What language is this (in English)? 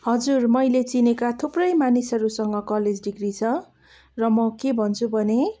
Nepali